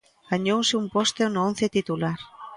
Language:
Galician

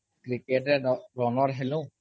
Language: Odia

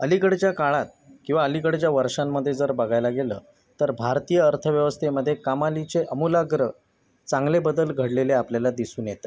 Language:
Marathi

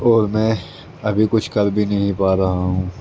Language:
Urdu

